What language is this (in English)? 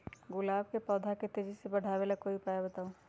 Magahi